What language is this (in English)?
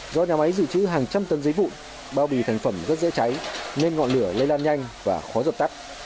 Vietnamese